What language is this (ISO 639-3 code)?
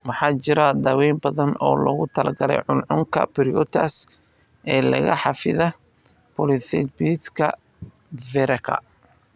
som